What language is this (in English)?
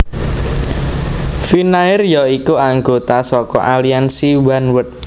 Javanese